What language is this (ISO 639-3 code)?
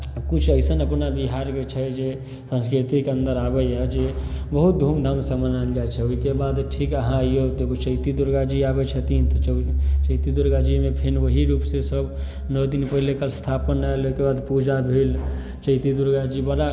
mai